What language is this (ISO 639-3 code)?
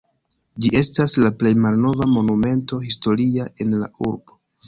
epo